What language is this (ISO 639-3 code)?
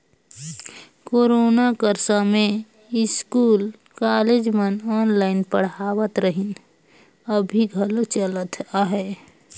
hne